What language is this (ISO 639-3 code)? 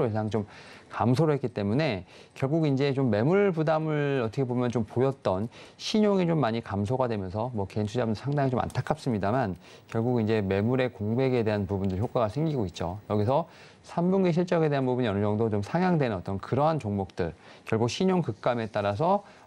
kor